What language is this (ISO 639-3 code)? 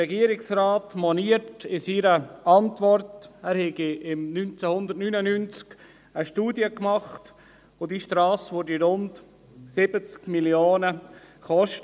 gsw